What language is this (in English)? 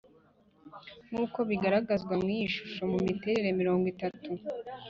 Kinyarwanda